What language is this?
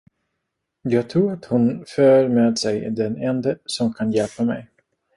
Swedish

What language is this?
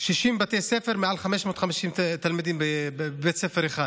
Hebrew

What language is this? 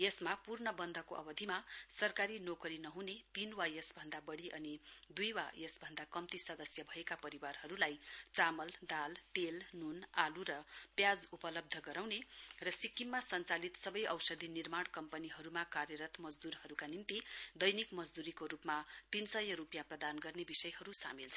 Nepali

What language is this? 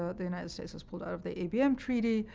English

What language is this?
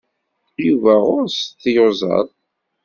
Kabyle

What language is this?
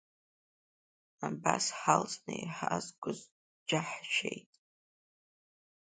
Abkhazian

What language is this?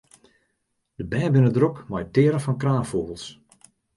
Western Frisian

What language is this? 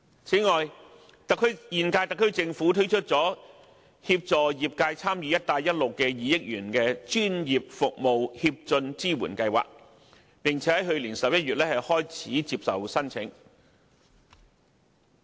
Cantonese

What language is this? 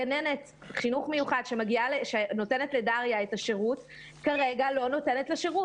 Hebrew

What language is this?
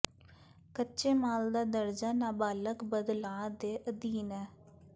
Punjabi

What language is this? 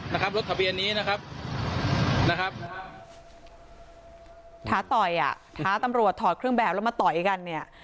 Thai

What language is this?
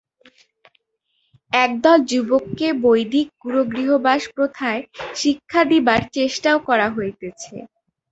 Bangla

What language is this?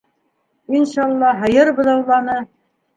Bashkir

